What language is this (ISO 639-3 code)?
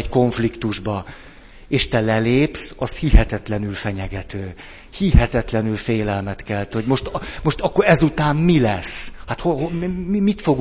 hun